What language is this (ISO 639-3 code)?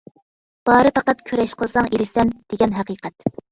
uig